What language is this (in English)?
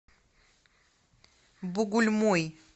Russian